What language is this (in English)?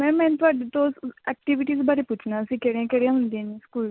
Punjabi